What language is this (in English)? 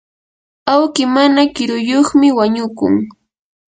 Yanahuanca Pasco Quechua